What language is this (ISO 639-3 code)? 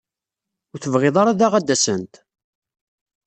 kab